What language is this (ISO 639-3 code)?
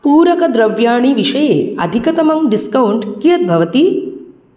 san